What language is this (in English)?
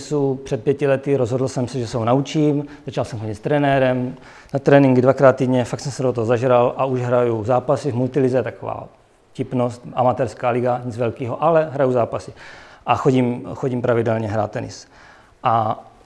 Czech